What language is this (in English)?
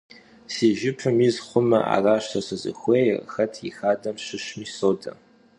Kabardian